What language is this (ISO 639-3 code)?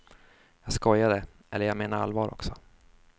swe